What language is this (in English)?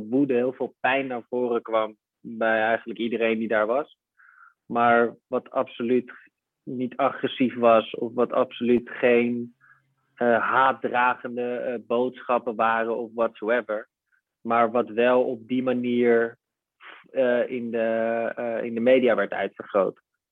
Dutch